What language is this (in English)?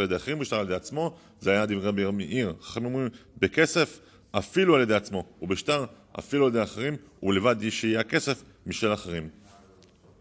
Hebrew